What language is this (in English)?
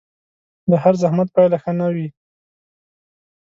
Pashto